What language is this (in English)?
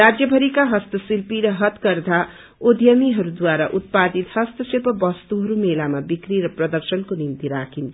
Nepali